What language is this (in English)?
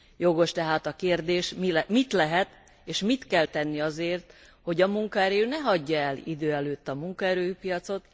Hungarian